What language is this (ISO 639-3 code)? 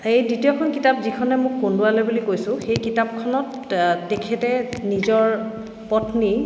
asm